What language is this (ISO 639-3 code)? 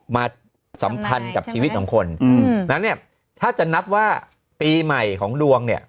tha